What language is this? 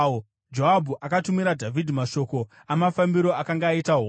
Shona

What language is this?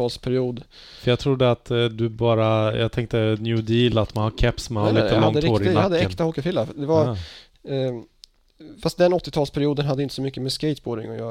Swedish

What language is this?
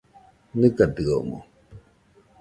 Nüpode Huitoto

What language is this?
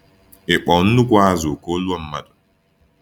Igbo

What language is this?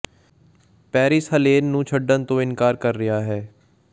Punjabi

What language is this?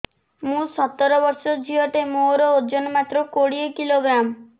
Odia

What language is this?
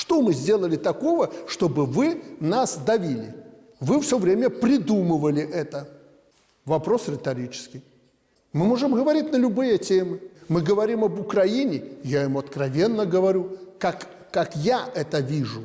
Russian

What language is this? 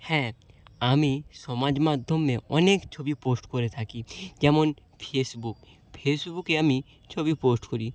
Bangla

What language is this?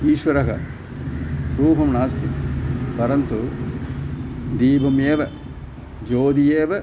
Sanskrit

